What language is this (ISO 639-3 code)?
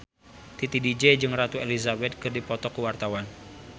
sun